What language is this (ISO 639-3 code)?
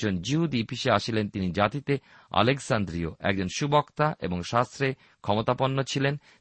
ben